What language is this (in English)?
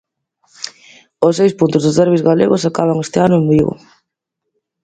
Galician